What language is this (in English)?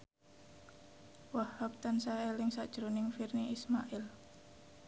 Javanese